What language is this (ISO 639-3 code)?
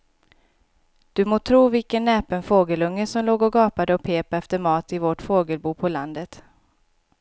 swe